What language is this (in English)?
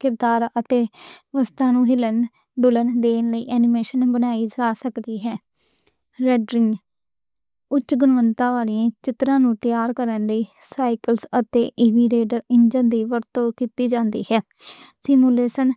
Western Panjabi